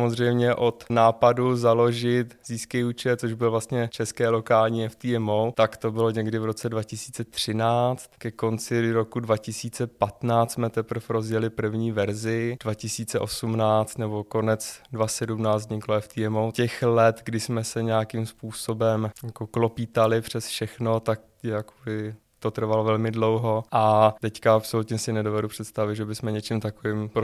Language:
Czech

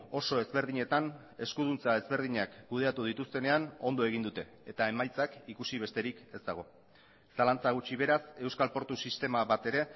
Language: Basque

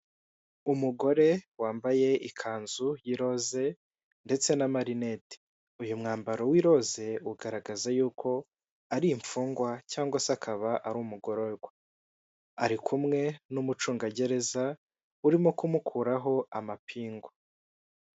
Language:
Kinyarwanda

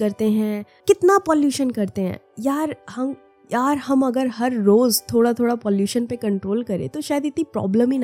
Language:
Hindi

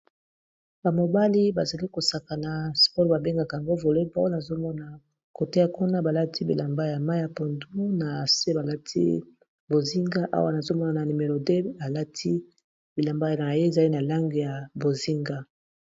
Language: Lingala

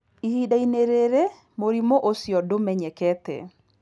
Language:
Kikuyu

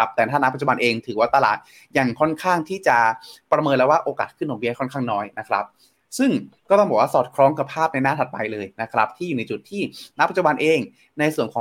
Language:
Thai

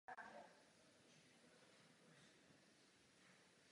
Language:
Czech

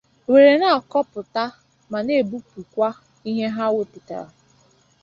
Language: Igbo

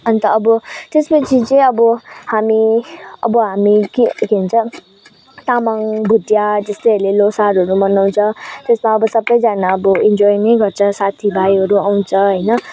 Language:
Nepali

